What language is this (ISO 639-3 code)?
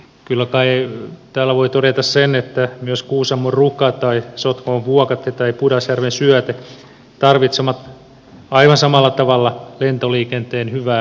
fin